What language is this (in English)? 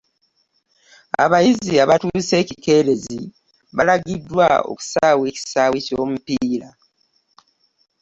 Ganda